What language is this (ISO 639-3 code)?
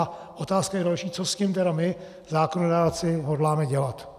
ces